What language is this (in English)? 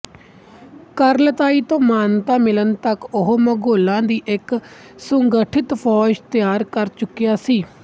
Punjabi